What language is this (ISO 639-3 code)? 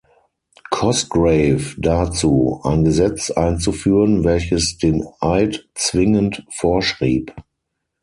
deu